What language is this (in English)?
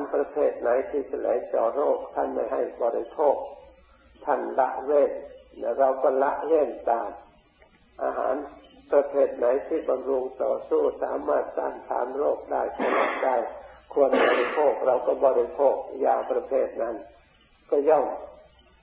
Thai